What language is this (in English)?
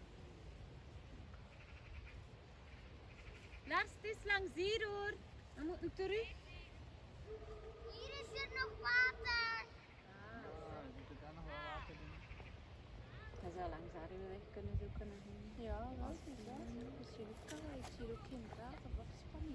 Dutch